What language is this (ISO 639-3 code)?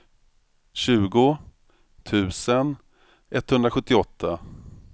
swe